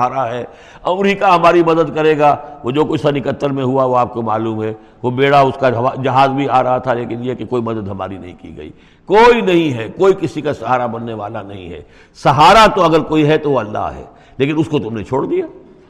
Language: Urdu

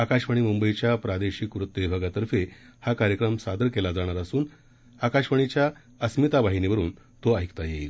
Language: Marathi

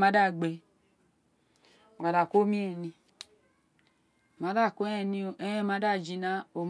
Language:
Isekiri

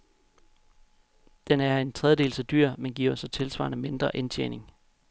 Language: Danish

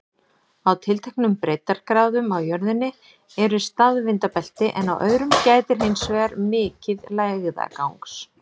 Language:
Icelandic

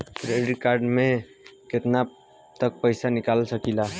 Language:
Bhojpuri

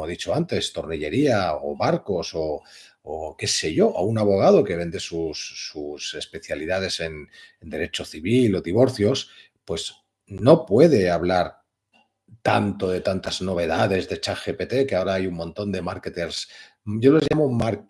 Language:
Spanish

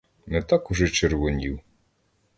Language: Ukrainian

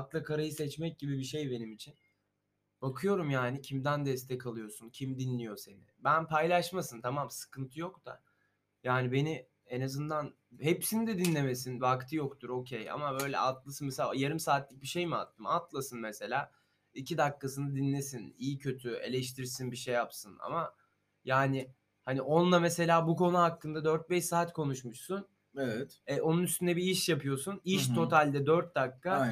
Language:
Turkish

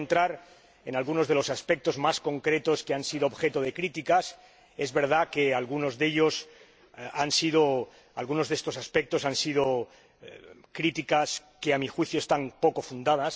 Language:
Spanish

